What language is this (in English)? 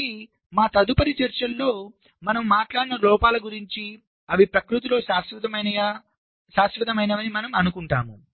Telugu